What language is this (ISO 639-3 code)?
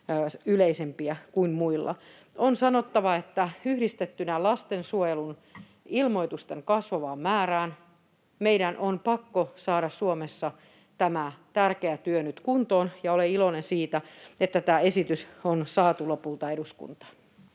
fin